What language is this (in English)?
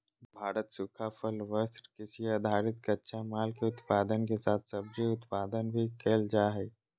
Magahi